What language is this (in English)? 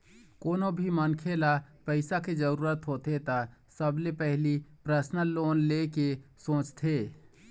Chhattisgarhi